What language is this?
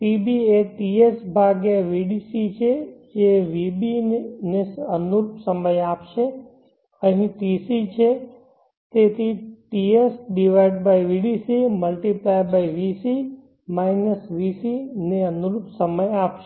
Gujarati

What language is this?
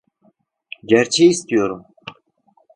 Turkish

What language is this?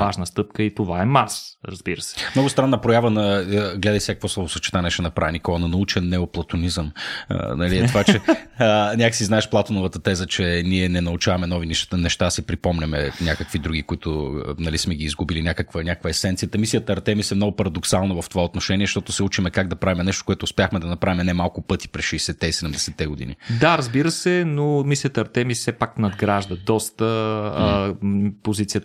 Bulgarian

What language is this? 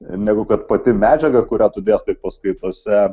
Lithuanian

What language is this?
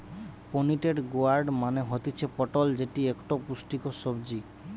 Bangla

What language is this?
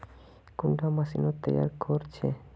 Magahi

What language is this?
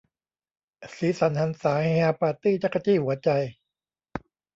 Thai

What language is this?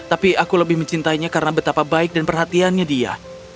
Indonesian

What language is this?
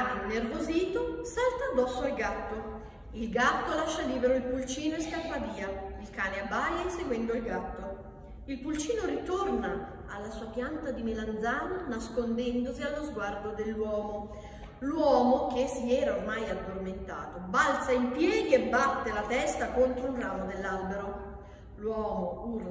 Italian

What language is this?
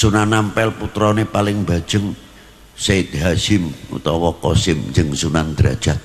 Indonesian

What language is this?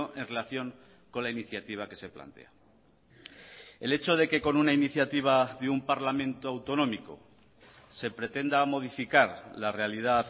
Spanish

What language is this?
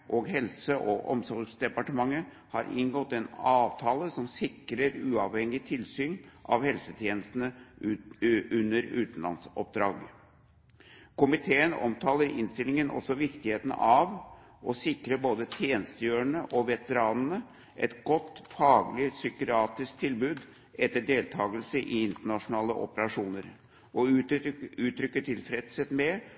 Norwegian Bokmål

